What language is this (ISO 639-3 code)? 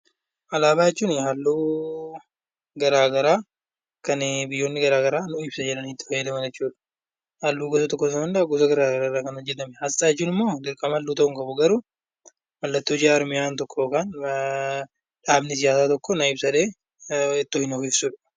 orm